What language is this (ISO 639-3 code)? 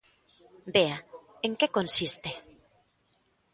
glg